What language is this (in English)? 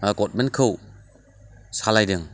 Bodo